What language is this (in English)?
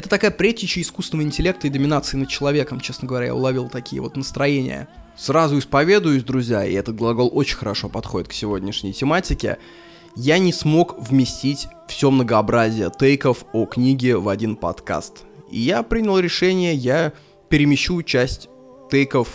Russian